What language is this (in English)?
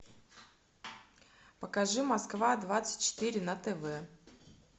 Russian